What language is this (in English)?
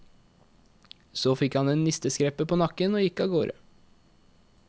Norwegian